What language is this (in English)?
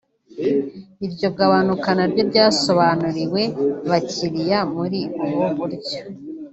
Kinyarwanda